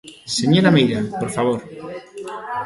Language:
Galician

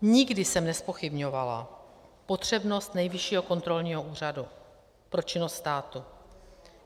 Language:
Czech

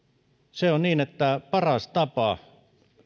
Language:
Finnish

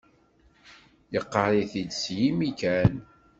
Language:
Kabyle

